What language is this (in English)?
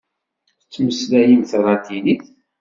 Kabyle